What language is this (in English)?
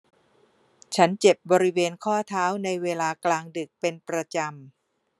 Thai